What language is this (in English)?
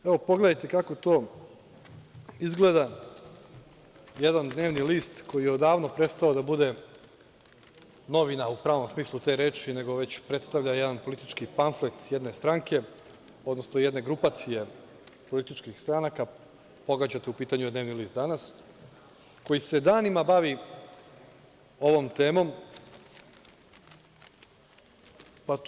Serbian